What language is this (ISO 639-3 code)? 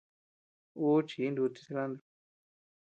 cux